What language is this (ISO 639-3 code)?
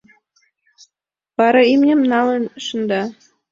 chm